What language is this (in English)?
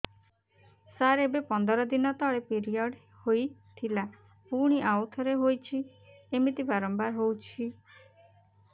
Odia